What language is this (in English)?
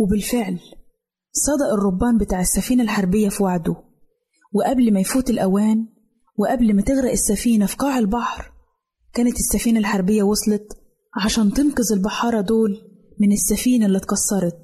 Arabic